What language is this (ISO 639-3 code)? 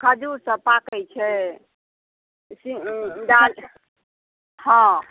mai